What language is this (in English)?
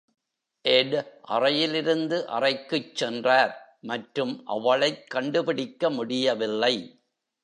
Tamil